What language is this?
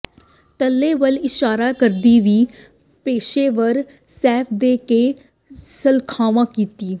Punjabi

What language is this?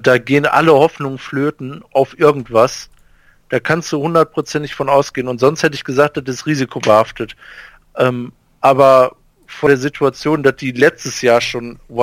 German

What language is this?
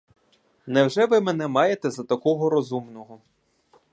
Ukrainian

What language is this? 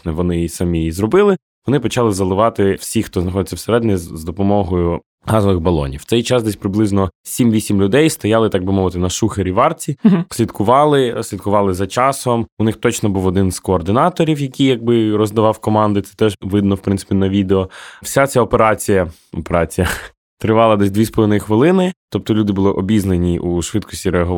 Ukrainian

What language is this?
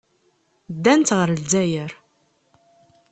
Kabyle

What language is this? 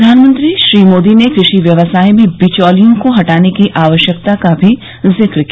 Hindi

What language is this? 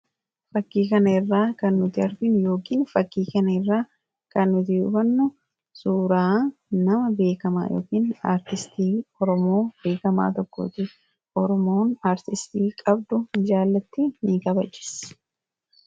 Oromo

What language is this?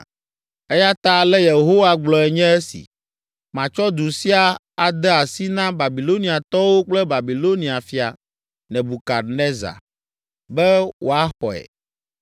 Ewe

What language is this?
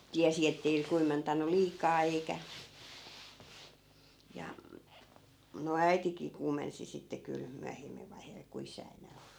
Finnish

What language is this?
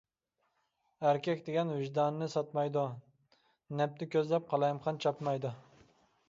Uyghur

